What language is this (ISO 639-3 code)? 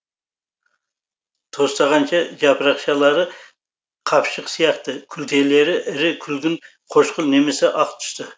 kaz